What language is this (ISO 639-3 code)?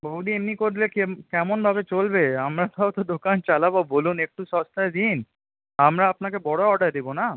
ben